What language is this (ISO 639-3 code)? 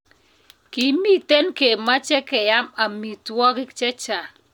kln